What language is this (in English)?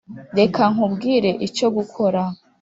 Kinyarwanda